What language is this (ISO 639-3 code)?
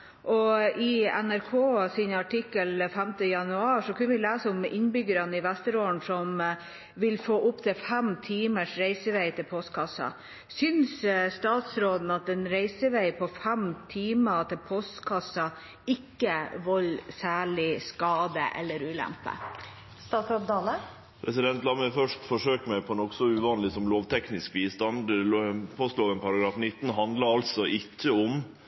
nor